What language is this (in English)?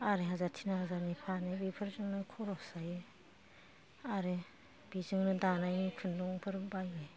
Bodo